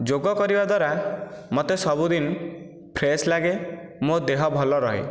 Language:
Odia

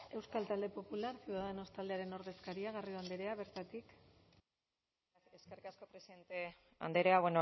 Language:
Basque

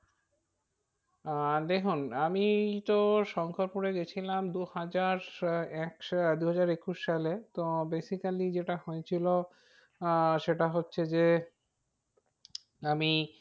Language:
Bangla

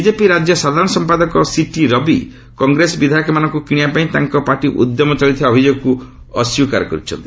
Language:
Odia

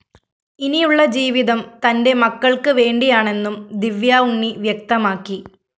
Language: Malayalam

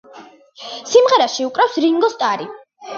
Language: Georgian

